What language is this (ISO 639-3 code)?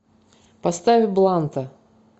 rus